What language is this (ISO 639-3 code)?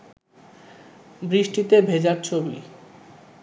ben